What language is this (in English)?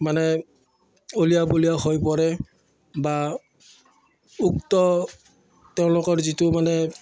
Assamese